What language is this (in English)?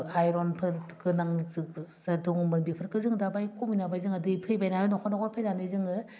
Bodo